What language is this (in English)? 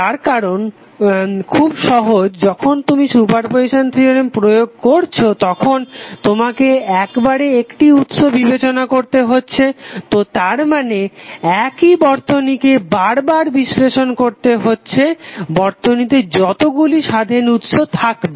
Bangla